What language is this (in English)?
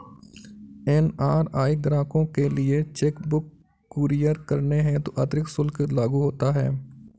Hindi